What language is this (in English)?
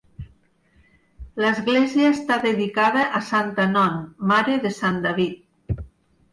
Catalan